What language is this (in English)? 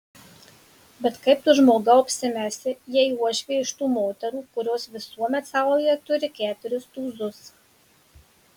Lithuanian